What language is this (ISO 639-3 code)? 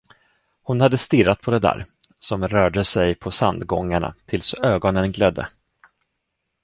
swe